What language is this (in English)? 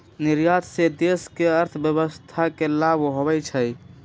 Magahi